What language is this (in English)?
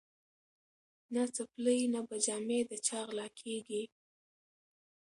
Pashto